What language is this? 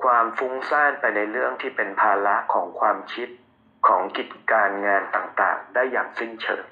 Thai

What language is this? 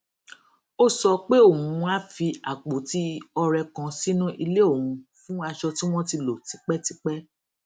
Yoruba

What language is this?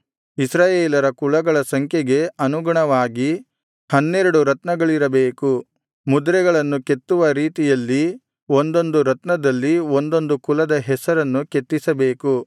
Kannada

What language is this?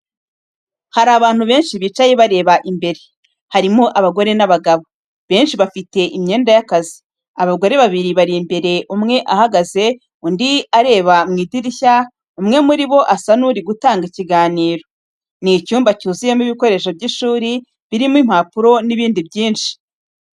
Kinyarwanda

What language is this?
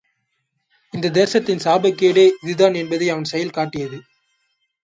Tamil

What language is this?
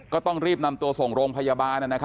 Thai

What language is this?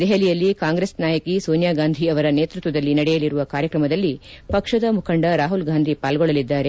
Kannada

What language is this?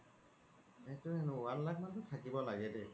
Assamese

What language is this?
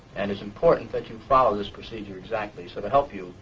English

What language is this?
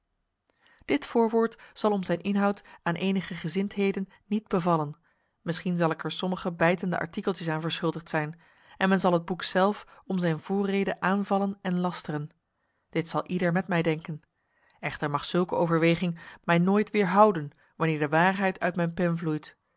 Dutch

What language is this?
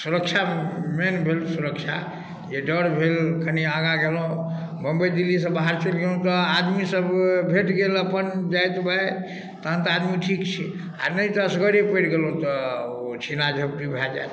Maithili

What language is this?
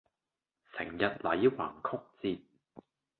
Cantonese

